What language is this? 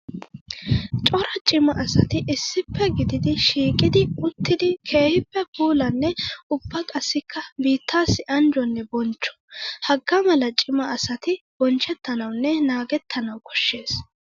Wolaytta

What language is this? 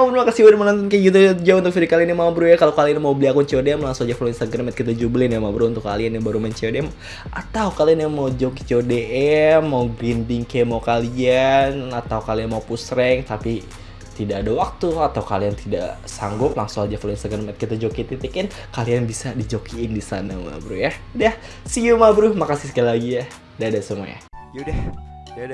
Indonesian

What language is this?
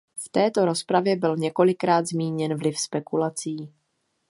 Czech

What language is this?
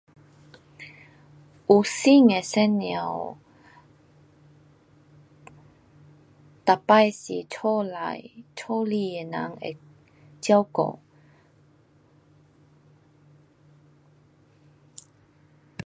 Pu-Xian Chinese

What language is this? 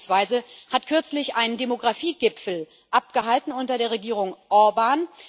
German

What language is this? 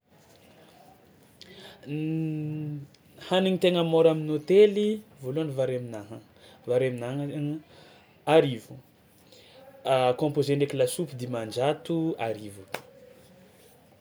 Tsimihety Malagasy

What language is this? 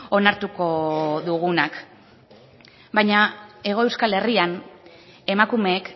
Basque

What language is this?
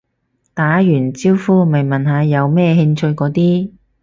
Cantonese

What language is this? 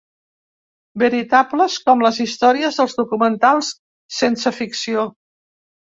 Catalan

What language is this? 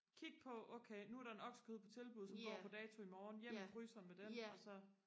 Danish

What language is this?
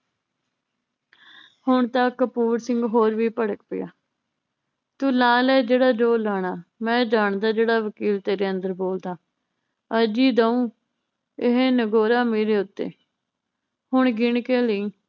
Punjabi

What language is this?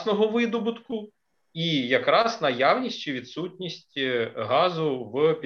Ukrainian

